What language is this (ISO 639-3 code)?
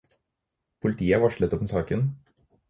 nob